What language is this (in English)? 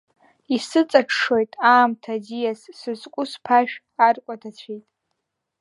Abkhazian